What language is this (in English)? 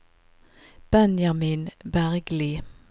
Norwegian